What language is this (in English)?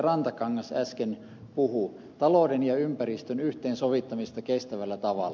Finnish